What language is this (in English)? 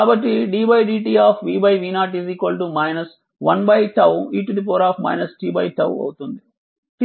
Telugu